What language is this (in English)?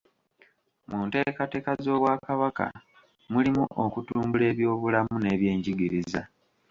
Ganda